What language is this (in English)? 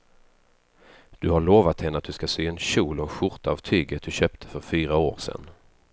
Swedish